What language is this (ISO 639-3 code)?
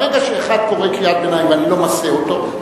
heb